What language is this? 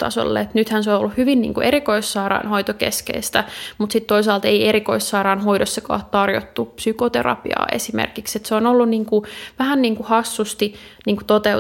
Finnish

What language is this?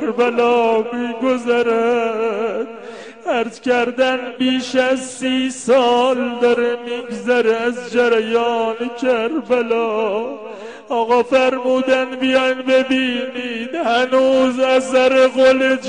Persian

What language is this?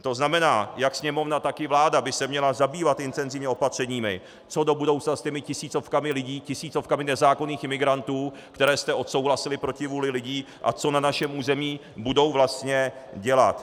Czech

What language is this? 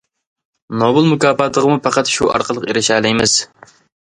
Uyghur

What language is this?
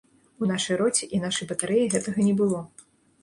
Belarusian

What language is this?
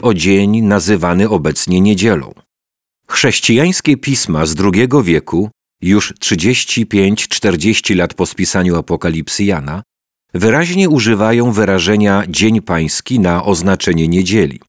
Polish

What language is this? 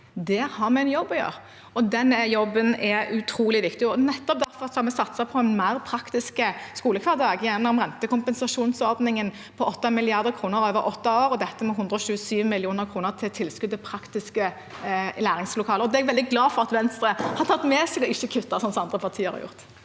Norwegian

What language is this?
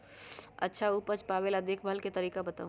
Magahi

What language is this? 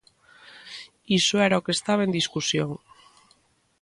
Galician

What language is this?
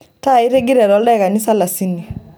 Masai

